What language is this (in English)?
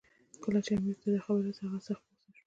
Pashto